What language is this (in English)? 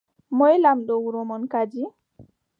Adamawa Fulfulde